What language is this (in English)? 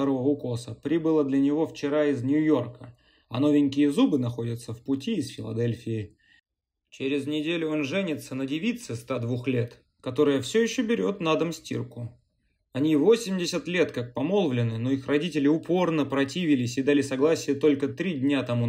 Russian